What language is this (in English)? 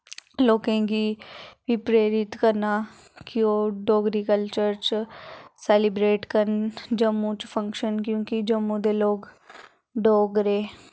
Dogri